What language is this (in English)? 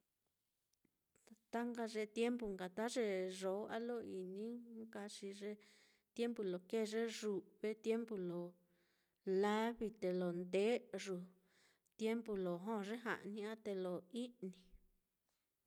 Mitlatongo Mixtec